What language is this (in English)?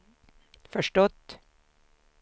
Swedish